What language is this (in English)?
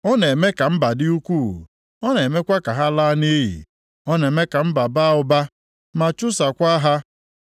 Igbo